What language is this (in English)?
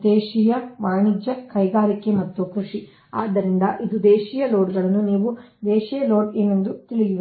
Kannada